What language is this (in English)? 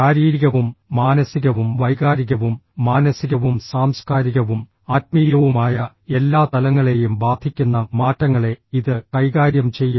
Malayalam